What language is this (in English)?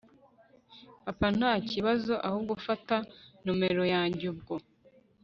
Kinyarwanda